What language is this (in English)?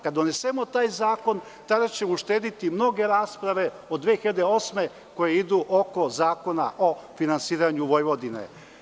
Serbian